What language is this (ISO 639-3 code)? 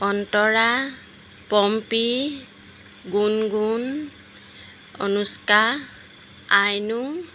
asm